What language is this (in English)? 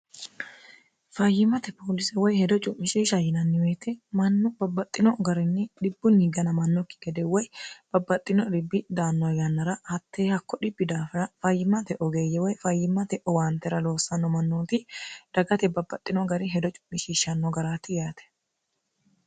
Sidamo